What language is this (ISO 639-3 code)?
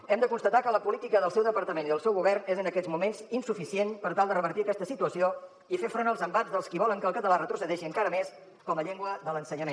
cat